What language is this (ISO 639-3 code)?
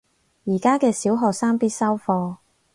yue